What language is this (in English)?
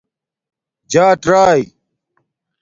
Domaaki